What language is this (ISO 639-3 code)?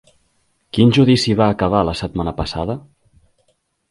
cat